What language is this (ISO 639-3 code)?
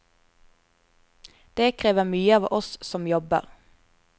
nor